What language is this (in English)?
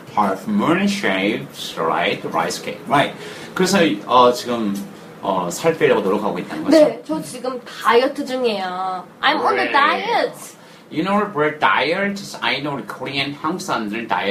Korean